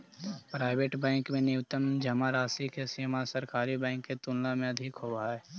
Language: Magahi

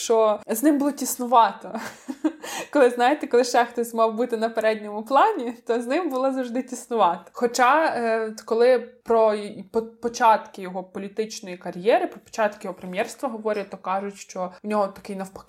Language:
Ukrainian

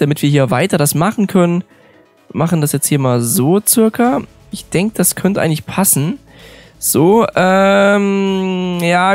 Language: German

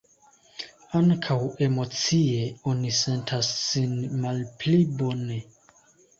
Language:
Esperanto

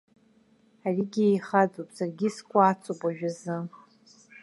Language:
Abkhazian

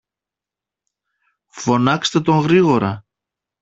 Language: Greek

